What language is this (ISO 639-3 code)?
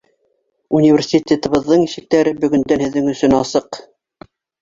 bak